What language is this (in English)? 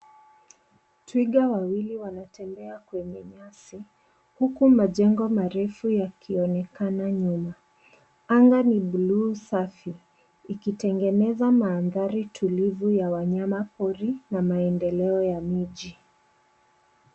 Swahili